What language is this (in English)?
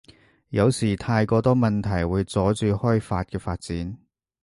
Cantonese